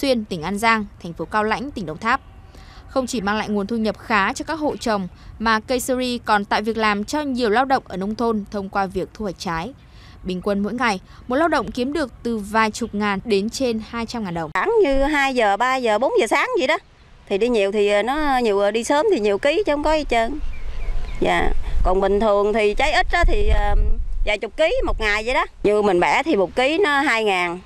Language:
Vietnamese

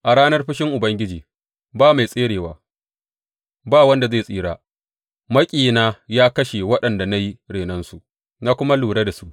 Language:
Hausa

